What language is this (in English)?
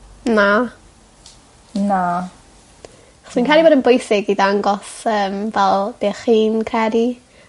Welsh